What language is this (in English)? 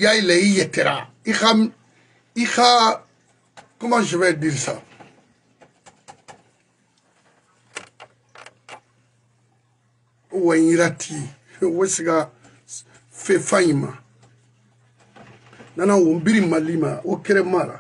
French